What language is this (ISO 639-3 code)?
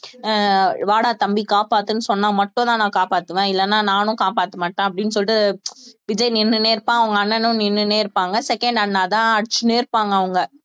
tam